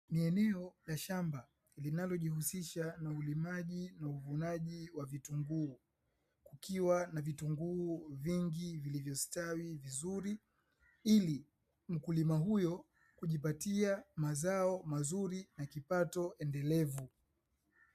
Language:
Swahili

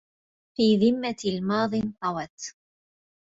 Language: Arabic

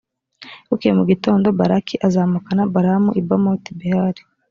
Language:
Kinyarwanda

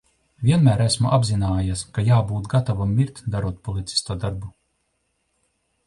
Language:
Latvian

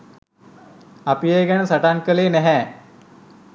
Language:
Sinhala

